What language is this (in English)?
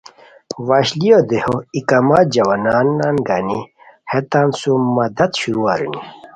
Khowar